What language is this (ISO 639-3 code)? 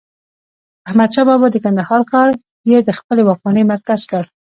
pus